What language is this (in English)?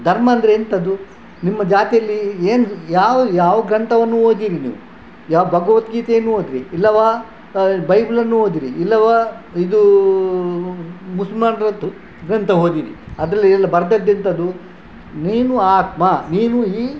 Kannada